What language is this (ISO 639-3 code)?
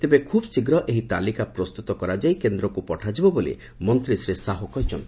ori